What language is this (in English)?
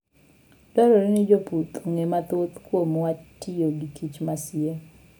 Luo (Kenya and Tanzania)